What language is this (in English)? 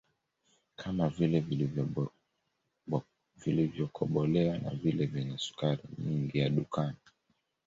Swahili